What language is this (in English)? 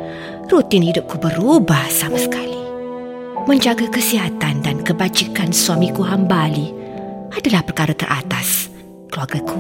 Malay